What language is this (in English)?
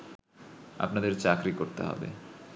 Bangla